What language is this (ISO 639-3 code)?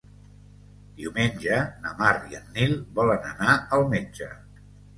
cat